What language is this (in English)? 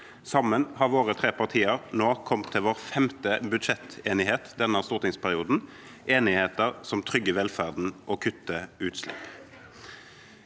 Norwegian